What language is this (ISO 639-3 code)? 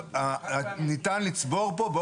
heb